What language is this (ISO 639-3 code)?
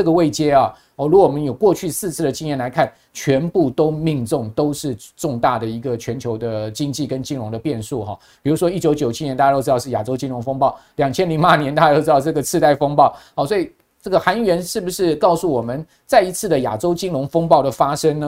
zho